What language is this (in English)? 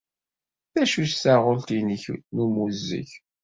Kabyle